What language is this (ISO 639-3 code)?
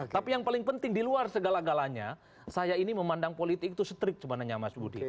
ind